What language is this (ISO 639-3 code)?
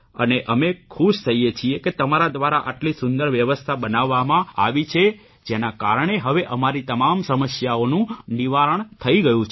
guj